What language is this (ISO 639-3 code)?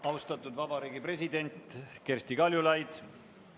est